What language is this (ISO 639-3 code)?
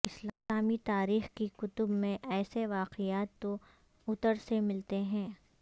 urd